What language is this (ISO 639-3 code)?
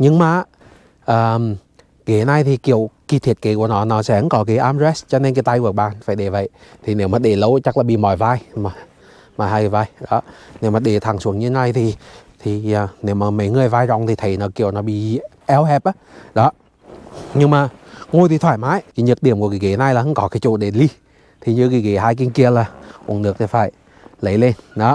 vie